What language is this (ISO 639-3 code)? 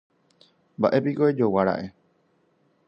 grn